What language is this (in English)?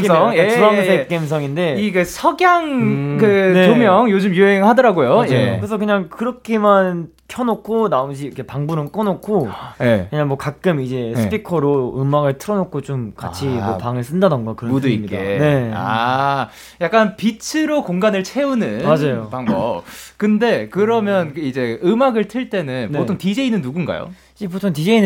Korean